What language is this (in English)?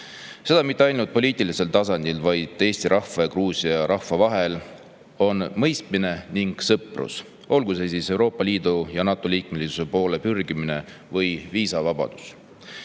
Estonian